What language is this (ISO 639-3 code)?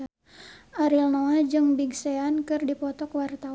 sun